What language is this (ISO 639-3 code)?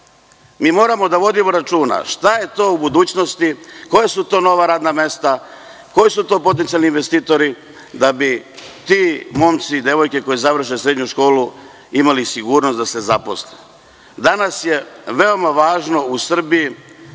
srp